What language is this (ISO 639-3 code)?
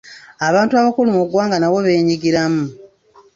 lug